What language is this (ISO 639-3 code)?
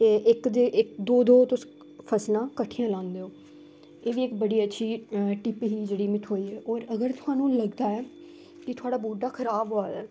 doi